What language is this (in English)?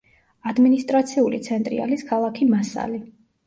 Georgian